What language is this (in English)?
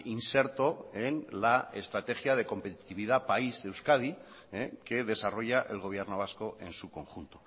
Spanish